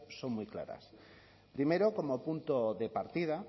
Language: Spanish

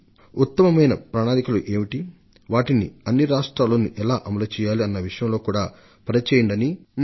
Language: Telugu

